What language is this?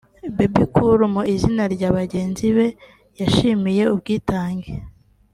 Kinyarwanda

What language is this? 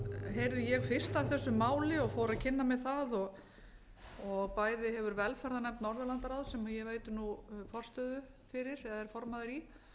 Icelandic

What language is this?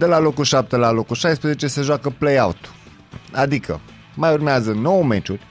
Romanian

